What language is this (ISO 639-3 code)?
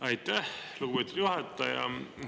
est